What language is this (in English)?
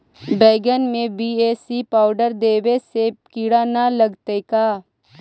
Magahi